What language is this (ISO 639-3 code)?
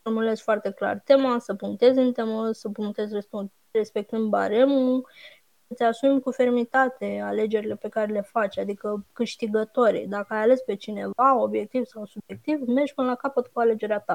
ron